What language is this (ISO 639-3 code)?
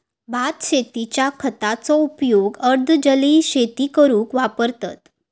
mar